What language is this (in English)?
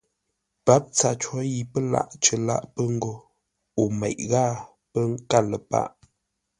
Ngombale